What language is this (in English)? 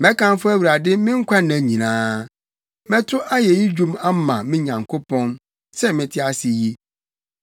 Akan